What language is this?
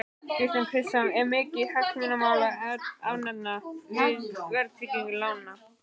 Icelandic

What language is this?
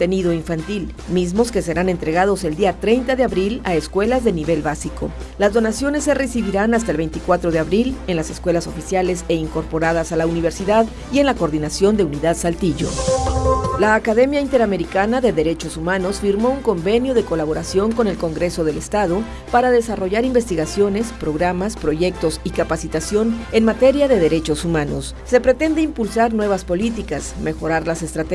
Spanish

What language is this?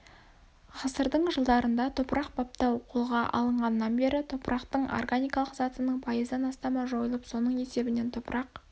Kazakh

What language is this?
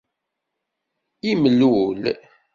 Kabyle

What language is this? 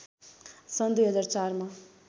Nepali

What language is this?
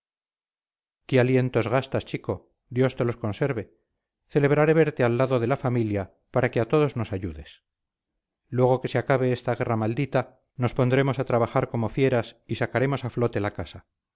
Spanish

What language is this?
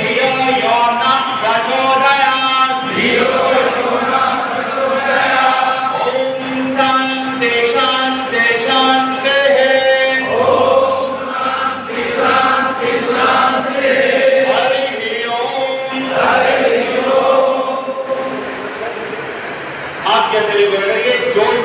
Romanian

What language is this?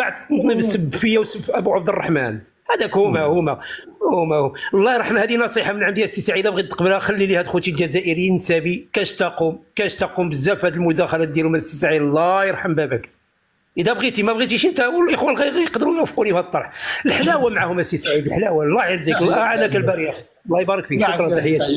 Arabic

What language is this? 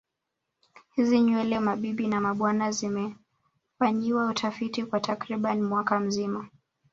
Swahili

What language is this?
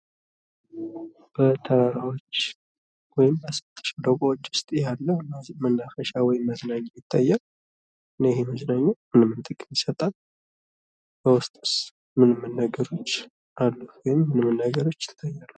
Amharic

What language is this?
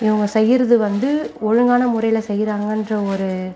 Tamil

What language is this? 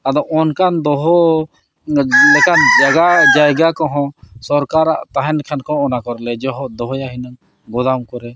Santali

